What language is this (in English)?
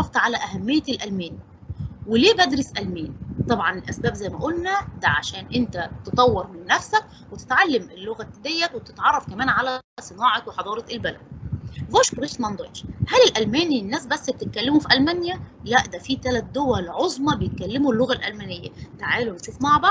Arabic